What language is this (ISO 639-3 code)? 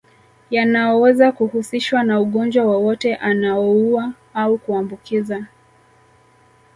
swa